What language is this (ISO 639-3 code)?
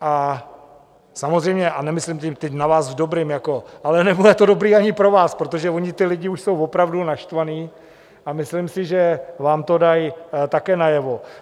ces